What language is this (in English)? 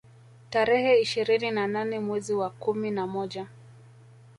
Swahili